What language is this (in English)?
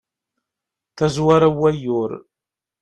Kabyle